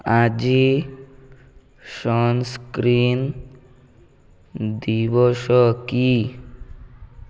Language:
Odia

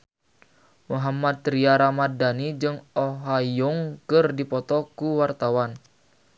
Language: Sundanese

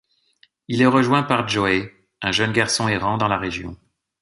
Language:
French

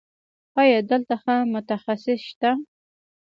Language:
Pashto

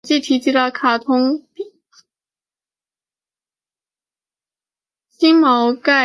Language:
Chinese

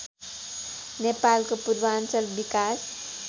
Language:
Nepali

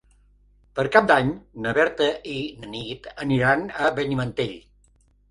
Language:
Catalan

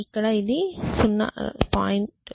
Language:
Telugu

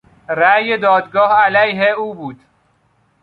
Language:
Persian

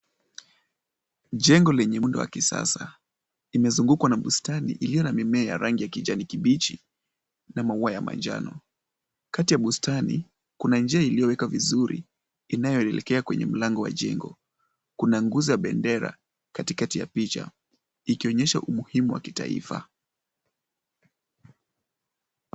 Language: Swahili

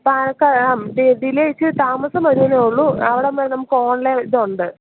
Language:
Malayalam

